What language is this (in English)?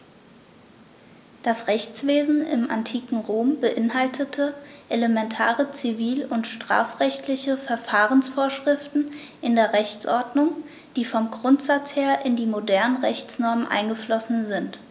German